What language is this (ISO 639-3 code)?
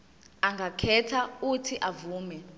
zul